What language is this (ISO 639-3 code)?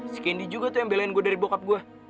ind